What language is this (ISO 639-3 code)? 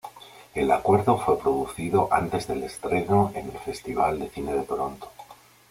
spa